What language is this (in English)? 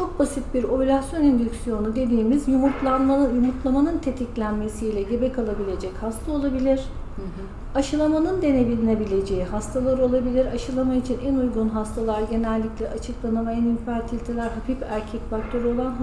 Turkish